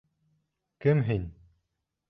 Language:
Bashkir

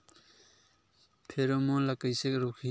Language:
Chhattisgarhi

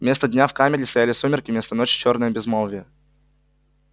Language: Russian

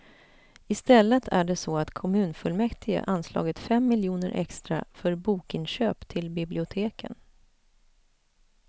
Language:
Swedish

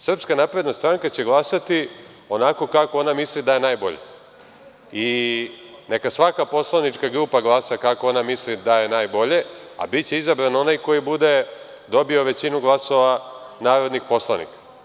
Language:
Serbian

